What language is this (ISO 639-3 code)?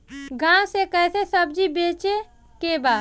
bho